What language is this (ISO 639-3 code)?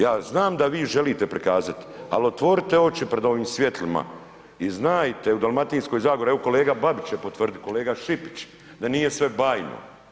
hrv